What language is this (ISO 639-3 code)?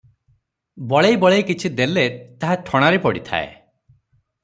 ori